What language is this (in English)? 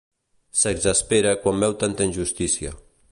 Catalan